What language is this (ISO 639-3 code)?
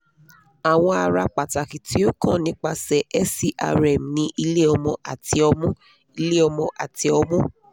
yor